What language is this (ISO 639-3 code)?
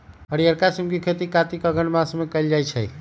mag